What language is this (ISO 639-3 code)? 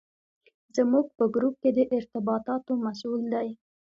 pus